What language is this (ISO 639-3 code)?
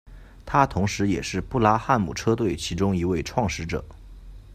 zho